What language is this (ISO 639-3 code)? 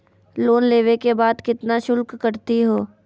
mag